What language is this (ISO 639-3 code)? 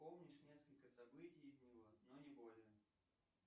rus